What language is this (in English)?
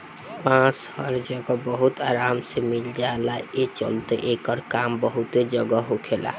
Bhojpuri